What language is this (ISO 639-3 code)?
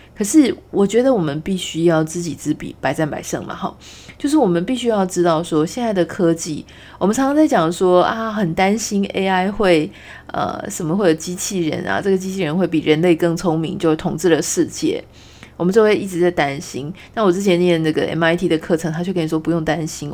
zho